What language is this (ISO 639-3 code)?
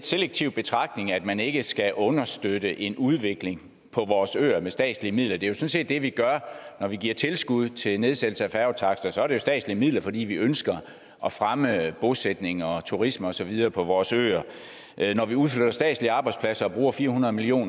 dan